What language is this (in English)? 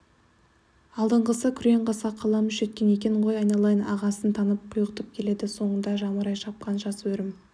Kazakh